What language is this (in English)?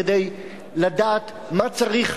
Hebrew